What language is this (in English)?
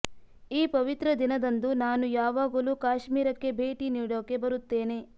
Kannada